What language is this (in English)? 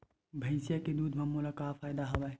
Chhattisgarhi